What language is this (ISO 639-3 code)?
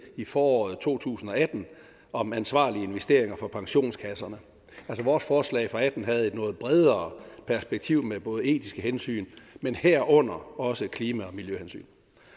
dan